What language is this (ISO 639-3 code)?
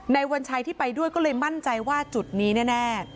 tha